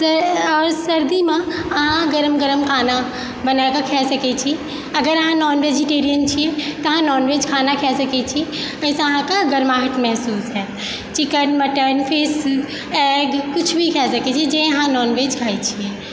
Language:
Maithili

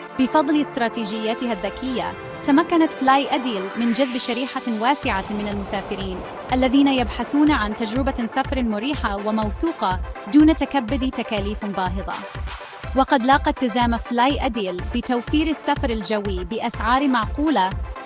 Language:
Arabic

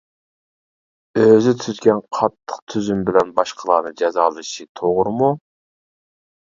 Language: Uyghur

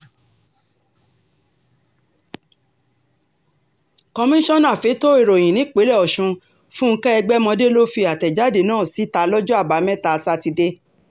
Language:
Yoruba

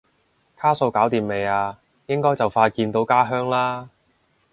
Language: Cantonese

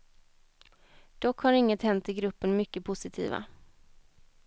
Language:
Swedish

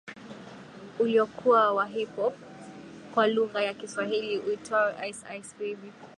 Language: Swahili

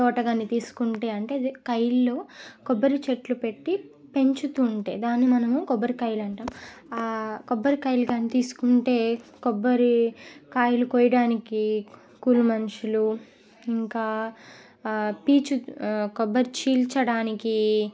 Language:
Telugu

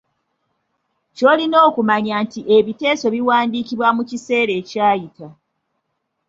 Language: Ganda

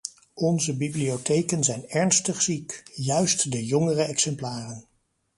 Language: Dutch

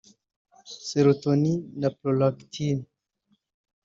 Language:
Kinyarwanda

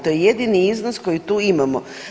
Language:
Croatian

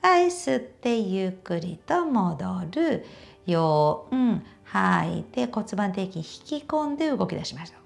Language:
Japanese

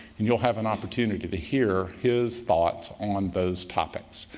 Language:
English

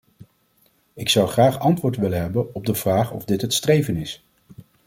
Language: Dutch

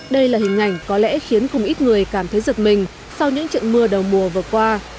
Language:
Vietnamese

